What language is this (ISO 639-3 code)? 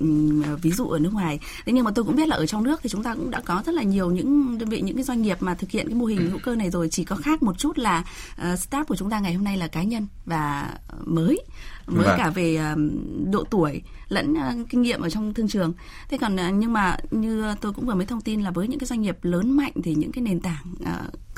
vie